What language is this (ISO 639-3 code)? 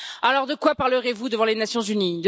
fra